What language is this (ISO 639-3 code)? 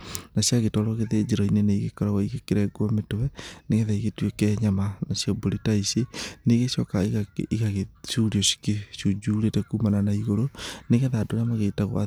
kik